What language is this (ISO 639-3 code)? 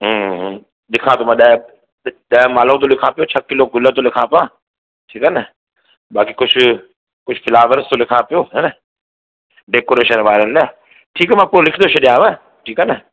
snd